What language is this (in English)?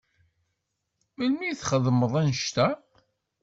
Kabyle